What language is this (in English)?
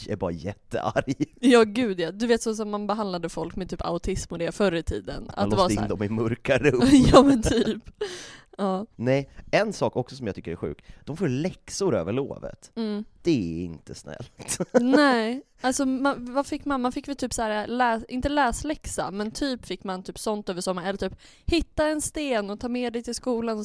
Swedish